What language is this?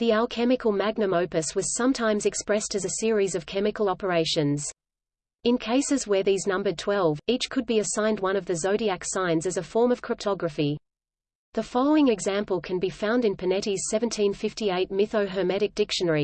English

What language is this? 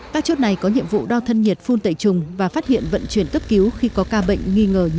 Vietnamese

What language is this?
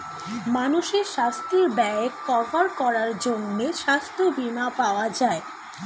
Bangla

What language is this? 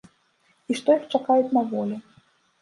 Belarusian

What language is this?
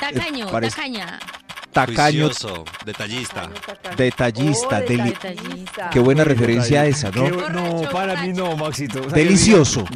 Spanish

